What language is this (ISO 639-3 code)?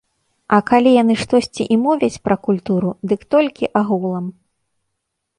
bel